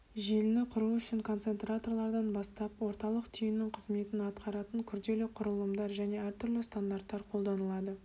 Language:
Kazakh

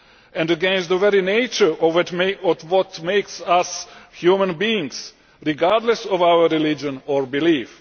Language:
English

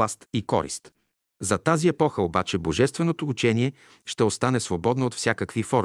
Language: Bulgarian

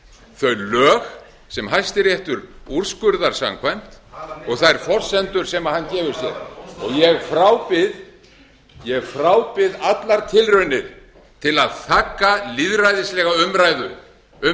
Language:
Icelandic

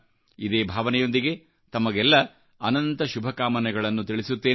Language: Kannada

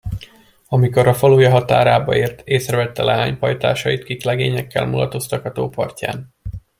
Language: Hungarian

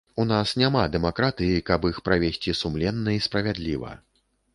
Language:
Belarusian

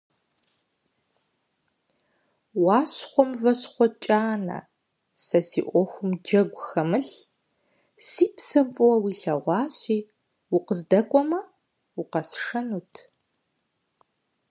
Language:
Kabardian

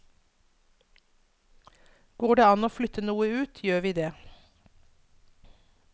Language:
Norwegian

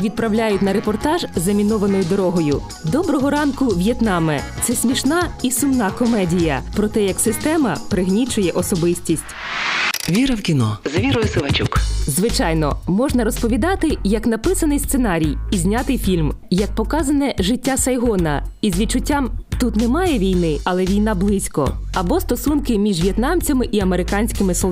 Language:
Ukrainian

